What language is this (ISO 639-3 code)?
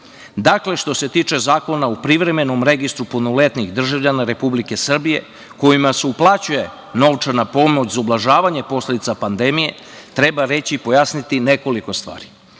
srp